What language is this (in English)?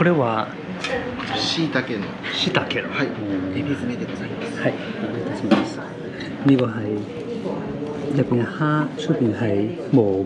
Chinese